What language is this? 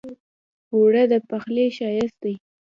Pashto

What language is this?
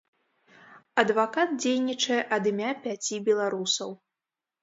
Belarusian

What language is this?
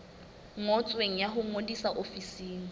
Southern Sotho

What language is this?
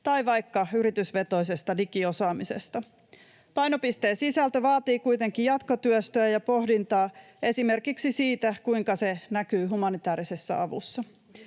Finnish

